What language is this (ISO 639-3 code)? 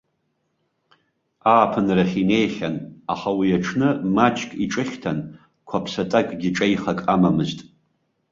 abk